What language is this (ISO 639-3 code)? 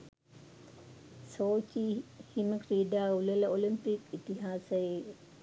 sin